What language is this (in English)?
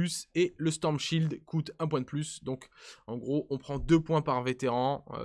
French